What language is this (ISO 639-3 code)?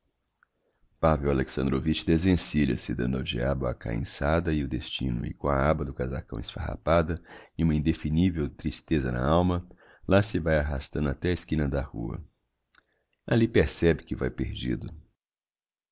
por